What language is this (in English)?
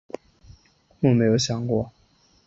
Chinese